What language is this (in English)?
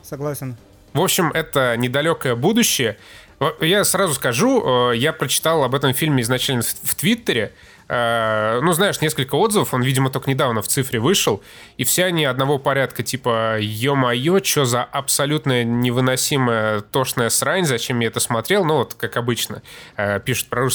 Russian